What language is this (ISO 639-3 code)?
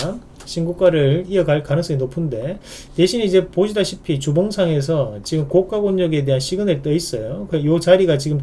kor